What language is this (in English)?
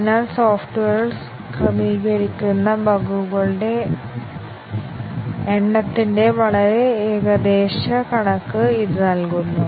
Malayalam